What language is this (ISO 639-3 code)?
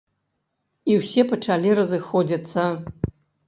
bel